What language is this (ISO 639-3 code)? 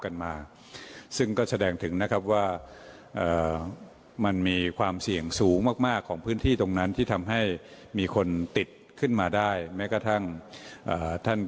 tha